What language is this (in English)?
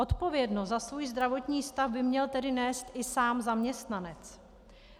Czech